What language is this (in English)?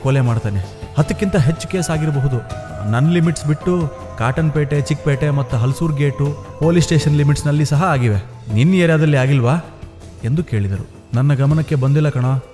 Malayalam